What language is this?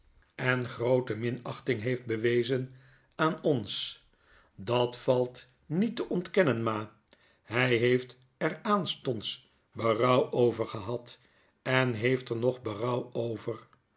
Dutch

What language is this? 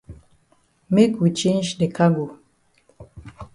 Cameroon Pidgin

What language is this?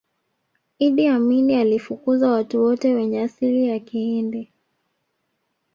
Swahili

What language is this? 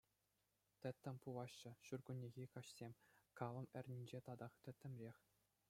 Chuvash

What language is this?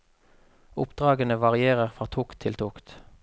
Norwegian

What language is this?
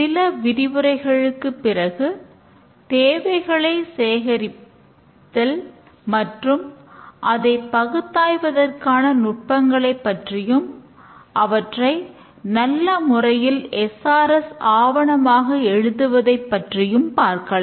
Tamil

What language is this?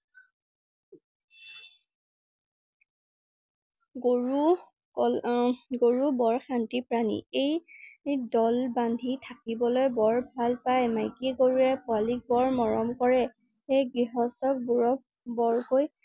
Assamese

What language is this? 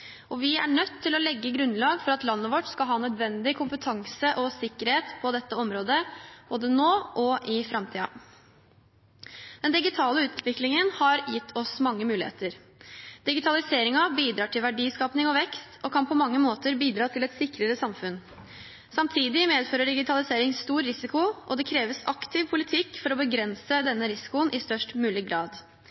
Norwegian Bokmål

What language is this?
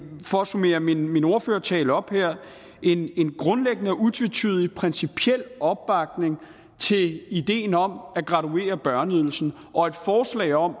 Danish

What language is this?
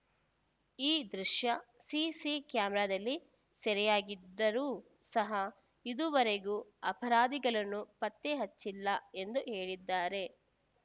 Kannada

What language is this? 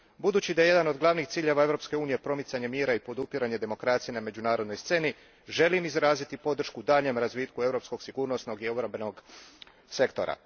Croatian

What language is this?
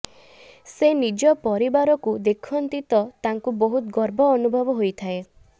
Odia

